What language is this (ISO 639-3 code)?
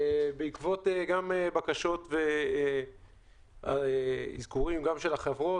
heb